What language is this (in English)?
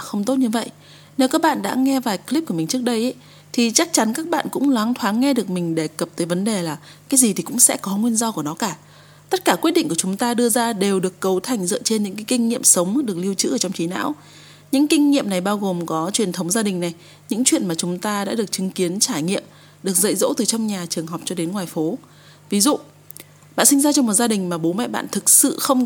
Vietnamese